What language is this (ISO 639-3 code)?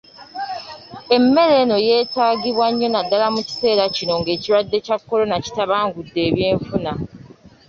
lug